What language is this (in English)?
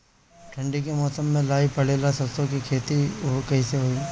Bhojpuri